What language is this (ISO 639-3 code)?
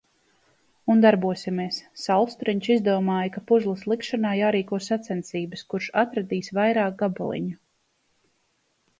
lav